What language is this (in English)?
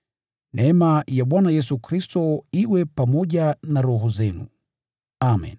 Swahili